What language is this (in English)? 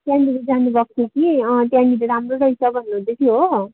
Nepali